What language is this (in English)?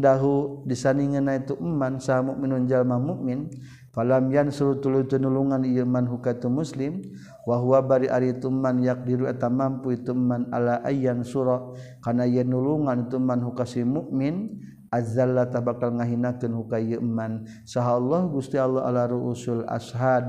Malay